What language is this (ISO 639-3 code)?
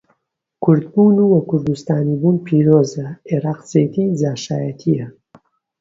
ckb